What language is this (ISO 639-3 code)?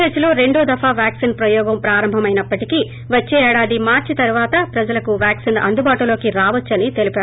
tel